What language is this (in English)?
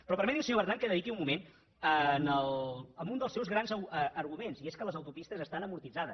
Catalan